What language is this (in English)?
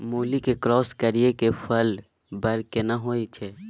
Maithili